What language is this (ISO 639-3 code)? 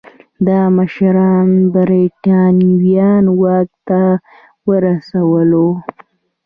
pus